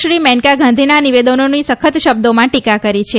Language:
Gujarati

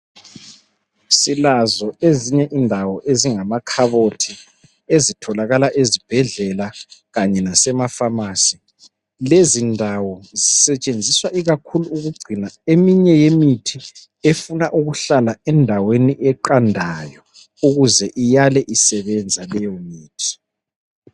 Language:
North Ndebele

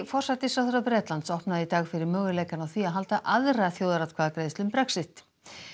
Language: Icelandic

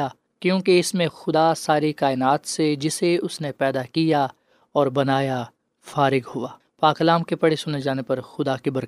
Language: Urdu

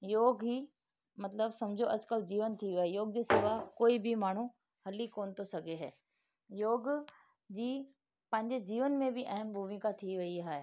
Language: Sindhi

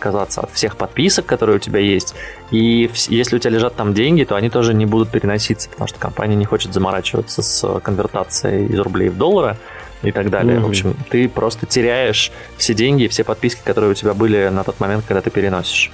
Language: Russian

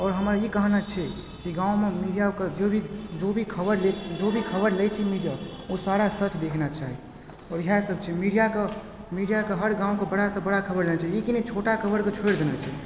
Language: Maithili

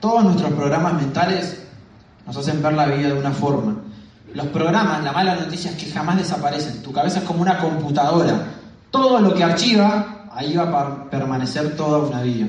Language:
Spanish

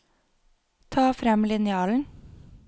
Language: Norwegian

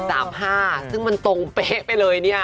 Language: Thai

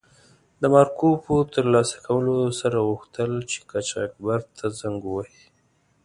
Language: Pashto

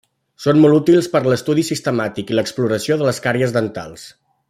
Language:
Catalan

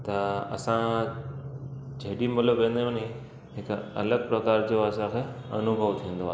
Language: Sindhi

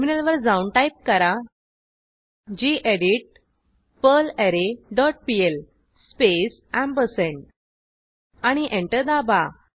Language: Marathi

